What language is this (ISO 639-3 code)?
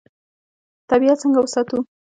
pus